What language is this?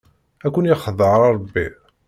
Kabyle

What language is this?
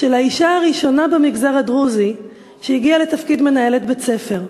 Hebrew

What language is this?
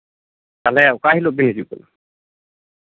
Santali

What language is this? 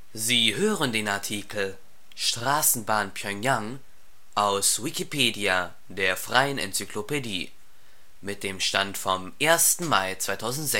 German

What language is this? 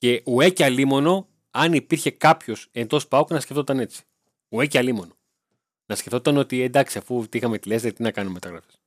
Greek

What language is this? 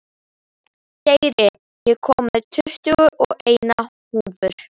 Icelandic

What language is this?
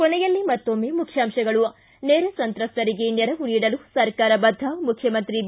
Kannada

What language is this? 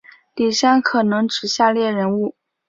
Chinese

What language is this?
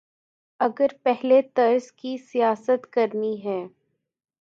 Urdu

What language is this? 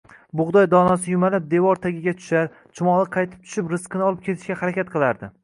Uzbek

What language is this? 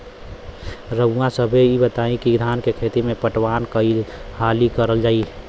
Bhojpuri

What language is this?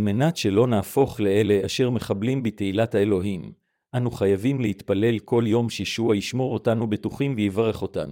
Hebrew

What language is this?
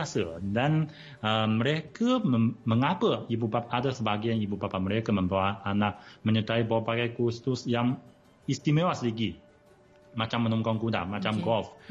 Malay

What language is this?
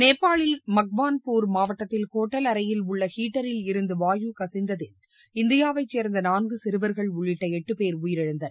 Tamil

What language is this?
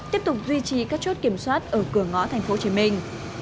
Vietnamese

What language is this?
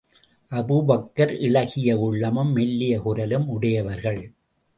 Tamil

